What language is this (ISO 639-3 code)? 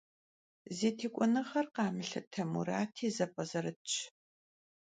kbd